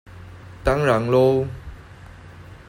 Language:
Chinese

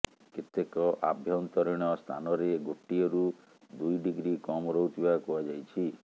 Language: Odia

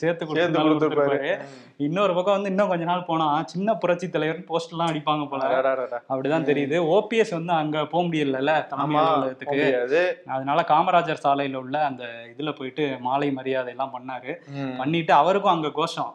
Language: Tamil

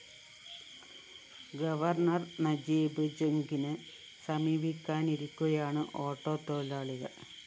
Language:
Malayalam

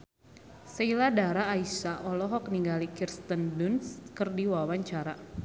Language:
Sundanese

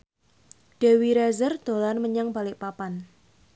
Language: Javanese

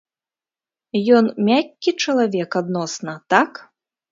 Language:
Belarusian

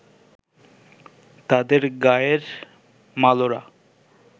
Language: Bangla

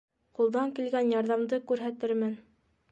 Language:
Bashkir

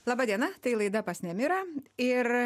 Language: Lithuanian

